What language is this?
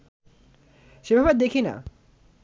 Bangla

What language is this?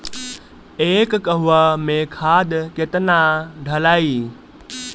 Bhojpuri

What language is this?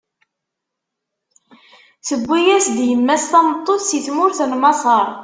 Kabyle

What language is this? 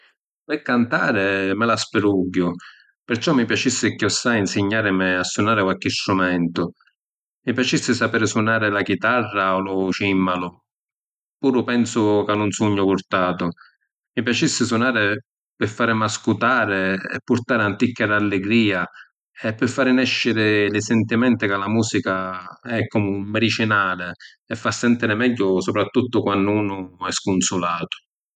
Sicilian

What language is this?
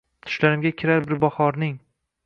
Uzbek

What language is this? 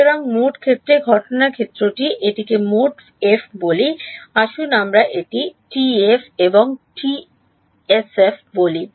Bangla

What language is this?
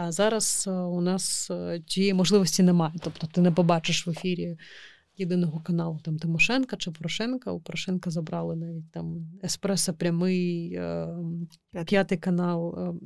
Ukrainian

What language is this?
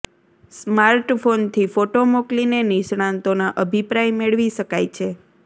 Gujarati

